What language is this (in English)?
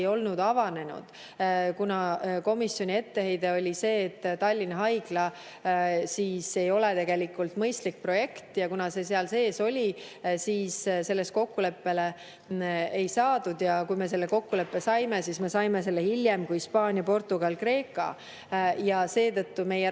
Estonian